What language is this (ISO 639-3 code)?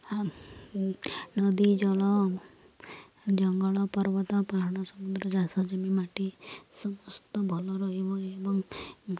ori